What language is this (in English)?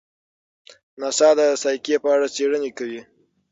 Pashto